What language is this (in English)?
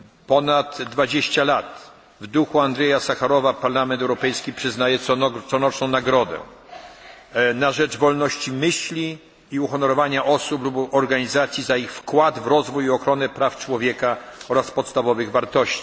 Polish